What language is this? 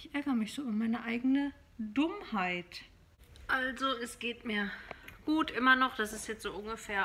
German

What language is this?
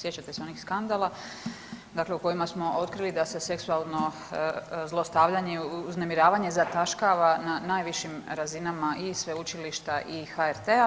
Croatian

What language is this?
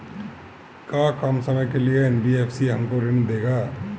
Bhojpuri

